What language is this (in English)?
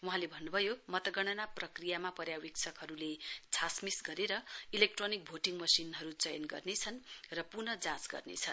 Nepali